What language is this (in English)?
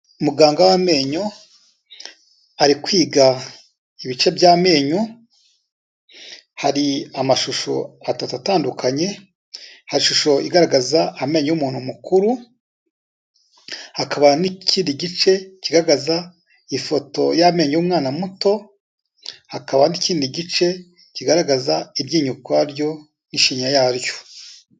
Kinyarwanda